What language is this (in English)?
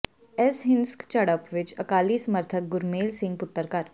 Punjabi